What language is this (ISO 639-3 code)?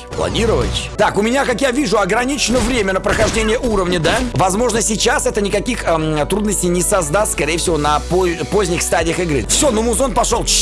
rus